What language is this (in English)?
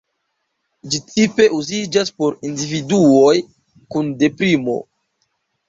Esperanto